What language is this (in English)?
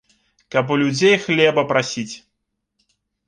Belarusian